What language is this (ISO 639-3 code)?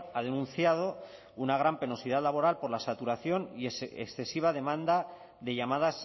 spa